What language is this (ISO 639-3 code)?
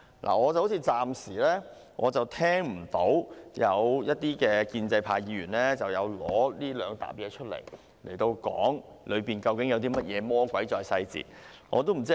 yue